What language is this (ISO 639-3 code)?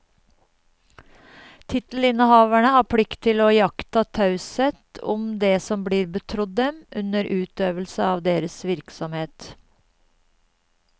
nor